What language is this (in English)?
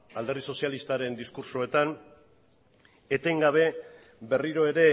Basque